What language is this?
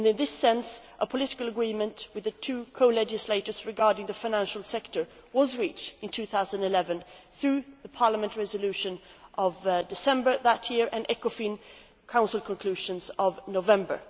English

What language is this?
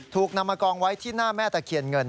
Thai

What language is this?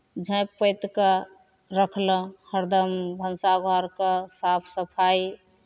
Maithili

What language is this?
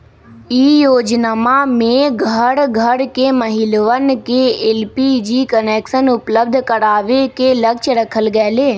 Magahi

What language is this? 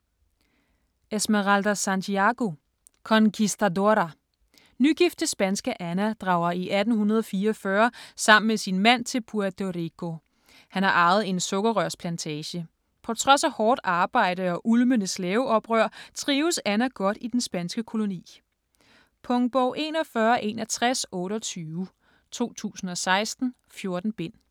Danish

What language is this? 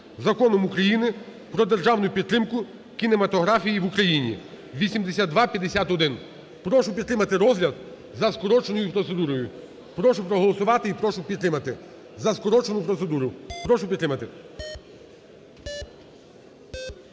Ukrainian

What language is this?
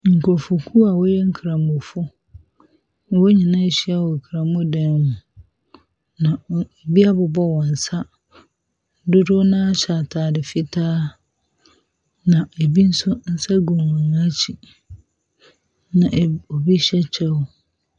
Akan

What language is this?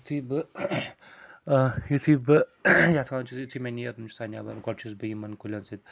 Kashmiri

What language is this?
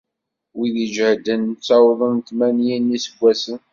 Kabyle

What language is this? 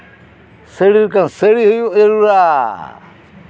Santali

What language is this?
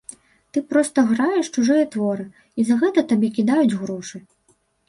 Belarusian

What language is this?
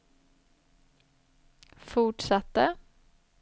Swedish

